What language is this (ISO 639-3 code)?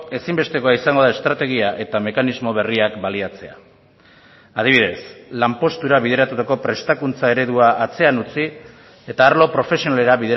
eus